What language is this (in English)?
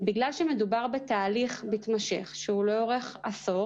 Hebrew